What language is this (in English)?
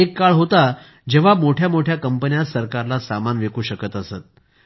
Marathi